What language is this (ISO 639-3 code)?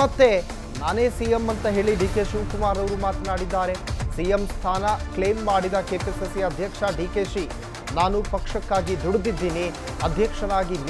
hin